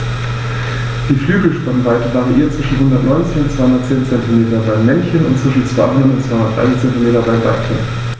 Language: German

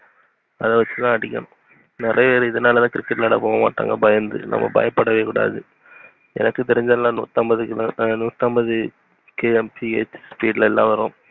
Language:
Tamil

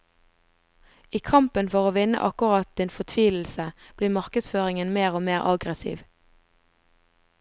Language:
Norwegian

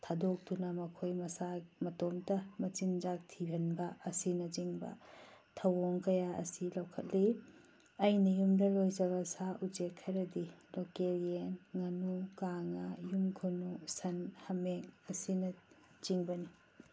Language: Manipuri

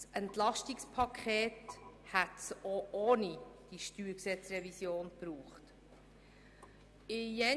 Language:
Swiss German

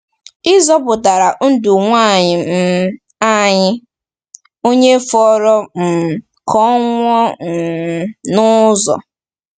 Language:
Igbo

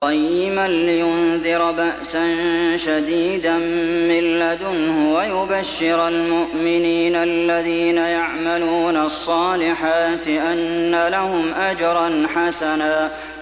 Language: Arabic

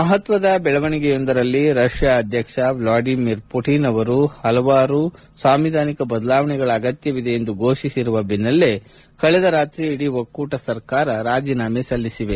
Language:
Kannada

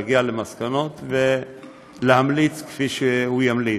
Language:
Hebrew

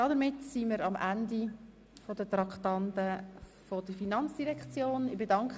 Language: Swiss German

